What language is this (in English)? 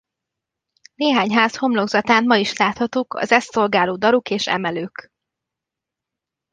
Hungarian